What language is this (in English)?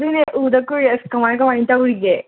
Manipuri